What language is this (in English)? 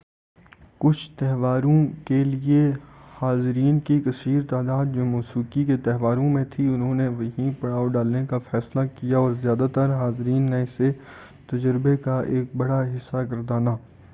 Urdu